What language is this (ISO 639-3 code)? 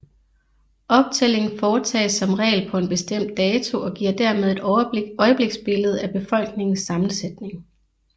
dan